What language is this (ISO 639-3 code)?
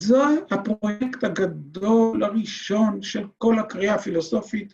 heb